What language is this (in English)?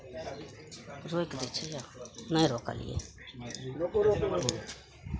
Maithili